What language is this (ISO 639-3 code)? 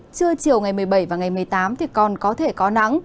vie